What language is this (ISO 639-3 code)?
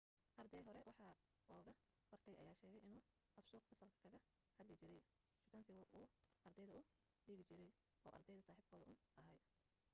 som